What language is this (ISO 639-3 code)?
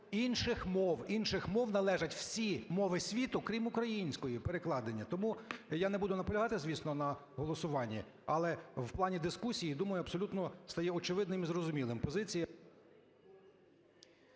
ukr